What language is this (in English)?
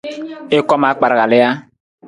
Nawdm